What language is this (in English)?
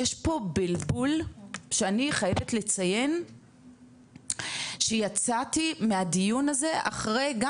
Hebrew